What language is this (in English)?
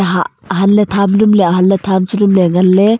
Wancho Naga